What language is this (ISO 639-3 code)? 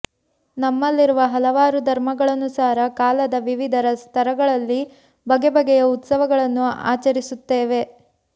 kan